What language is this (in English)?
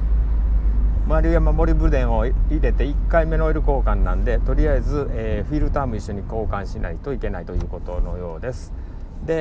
Japanese